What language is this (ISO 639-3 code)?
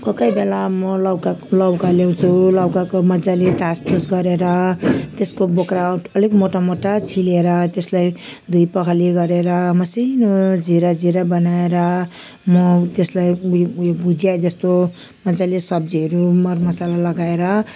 nep